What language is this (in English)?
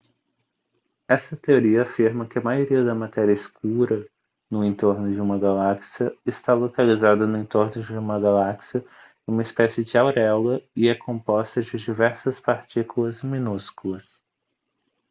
Portuguese